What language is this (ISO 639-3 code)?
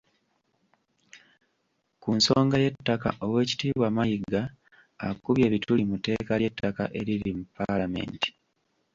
lug